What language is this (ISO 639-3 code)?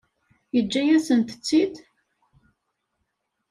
kab